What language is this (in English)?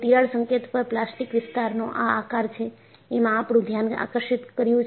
Gujarati